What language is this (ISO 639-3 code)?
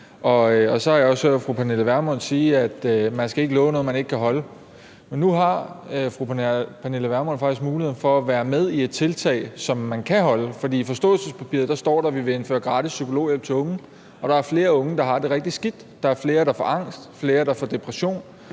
dan